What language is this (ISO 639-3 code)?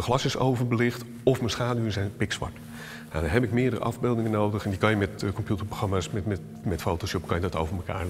nld